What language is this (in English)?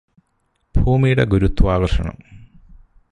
Malayalam